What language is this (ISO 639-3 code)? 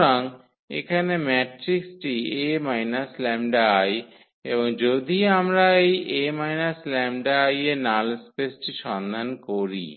ben